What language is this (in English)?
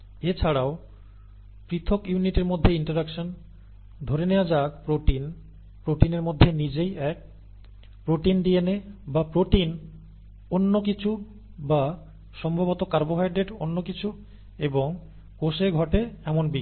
Bangla